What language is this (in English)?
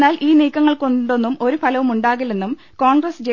Malayalam